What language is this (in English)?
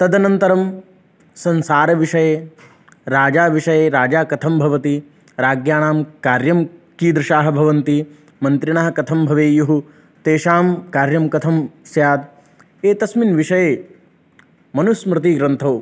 Sanskrit